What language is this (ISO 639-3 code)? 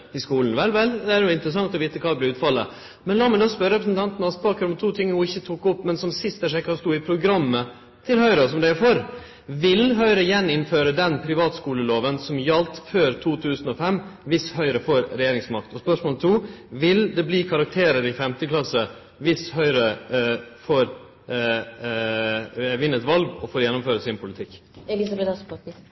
nno